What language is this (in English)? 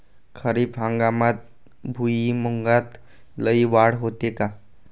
Marathi